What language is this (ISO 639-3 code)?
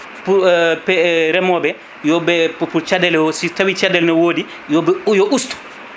ful